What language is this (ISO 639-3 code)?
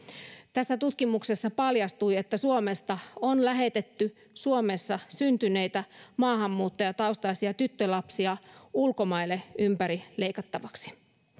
fin